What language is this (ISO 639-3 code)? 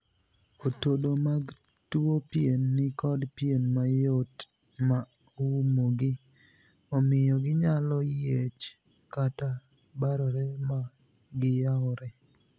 luo